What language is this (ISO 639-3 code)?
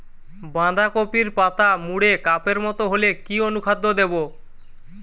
ben